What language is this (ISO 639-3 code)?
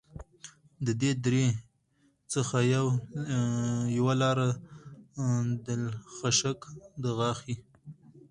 pus